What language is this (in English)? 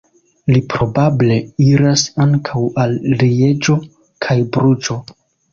Esperanto